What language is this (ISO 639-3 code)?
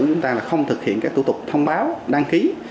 vie